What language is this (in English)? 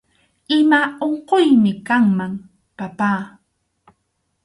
Arequipa-La Unión Quechua